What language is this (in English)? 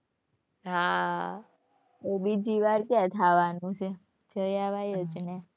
Gujarati